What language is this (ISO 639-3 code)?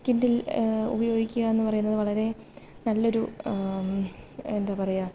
mal